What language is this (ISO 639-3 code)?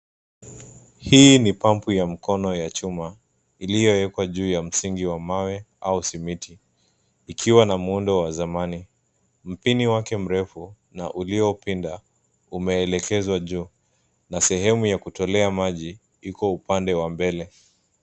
swa